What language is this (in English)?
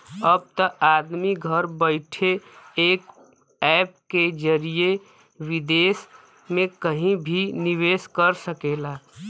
Bhojpuri